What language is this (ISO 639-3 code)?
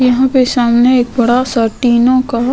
hin